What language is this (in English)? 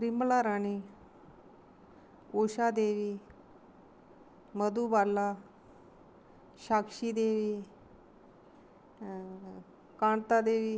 Dogri